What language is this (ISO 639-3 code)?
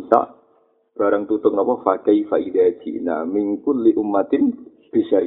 msa